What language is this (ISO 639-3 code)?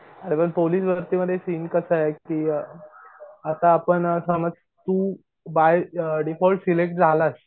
mar